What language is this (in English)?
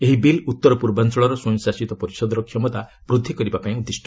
Odia